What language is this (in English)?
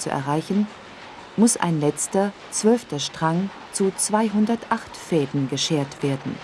German